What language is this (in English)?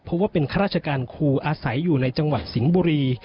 Thai